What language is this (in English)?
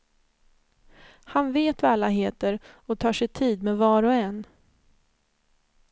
Swedish